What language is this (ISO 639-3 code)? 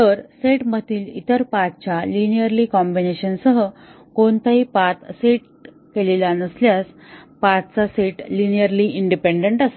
mar